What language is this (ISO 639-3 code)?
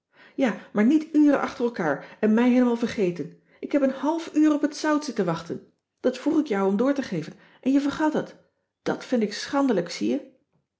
nld